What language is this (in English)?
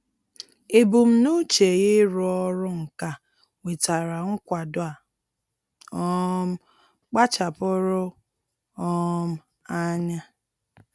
Igbo